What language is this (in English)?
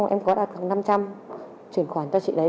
Vietnamese